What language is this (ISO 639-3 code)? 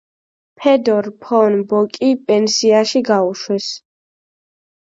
kat